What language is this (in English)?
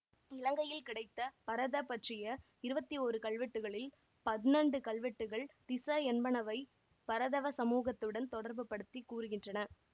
Tamil